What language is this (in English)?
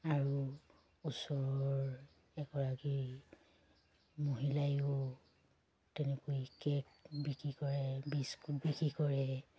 Assamese